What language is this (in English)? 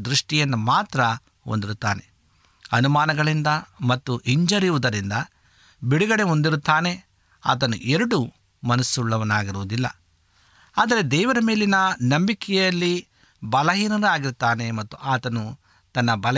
Kannada